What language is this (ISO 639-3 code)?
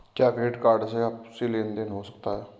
hin